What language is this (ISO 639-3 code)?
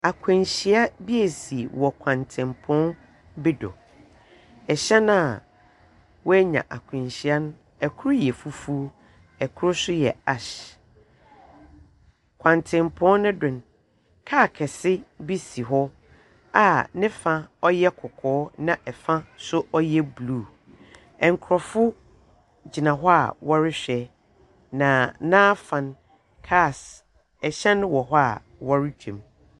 aka